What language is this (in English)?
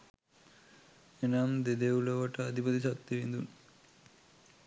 Sinhala